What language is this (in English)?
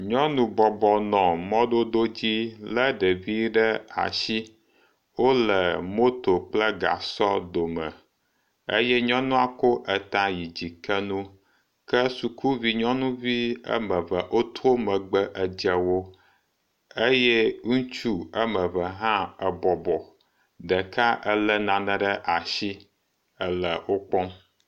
Ewe